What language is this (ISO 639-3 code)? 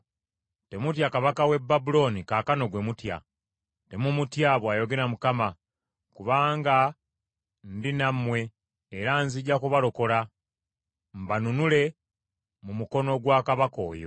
lug